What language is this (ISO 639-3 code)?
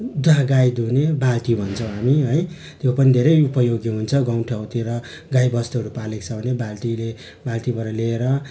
nep